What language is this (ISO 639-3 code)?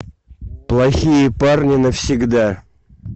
rus